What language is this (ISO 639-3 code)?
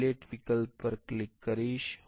guj